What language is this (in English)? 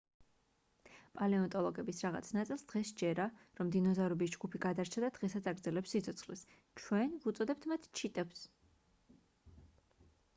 Georgian